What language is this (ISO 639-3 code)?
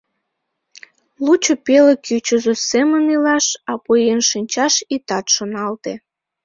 chm